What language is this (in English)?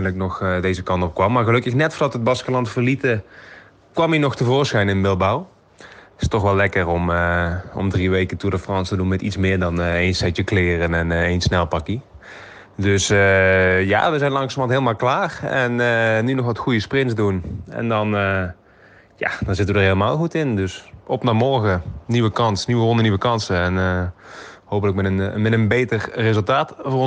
Dutch